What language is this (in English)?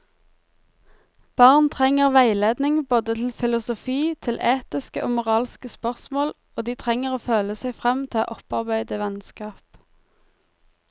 Norwegian